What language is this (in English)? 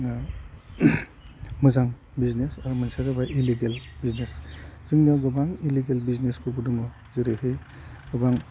Bodo